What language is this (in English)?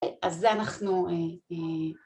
Hebrew